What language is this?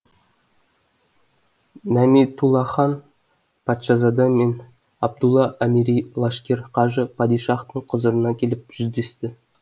Kazakh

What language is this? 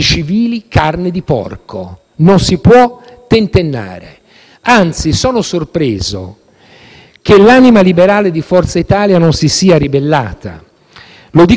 Italian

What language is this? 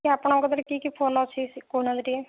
Odia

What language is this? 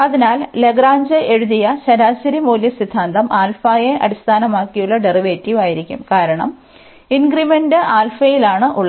Malayalam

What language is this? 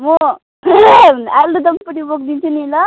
Nepali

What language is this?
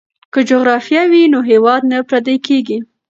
Pashto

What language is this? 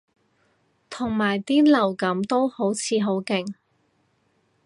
Cantonese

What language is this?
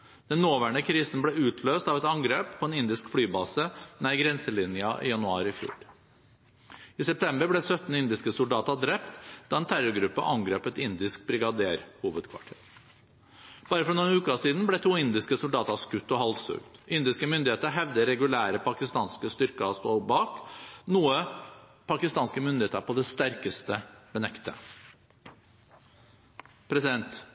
Norwegian Bokmål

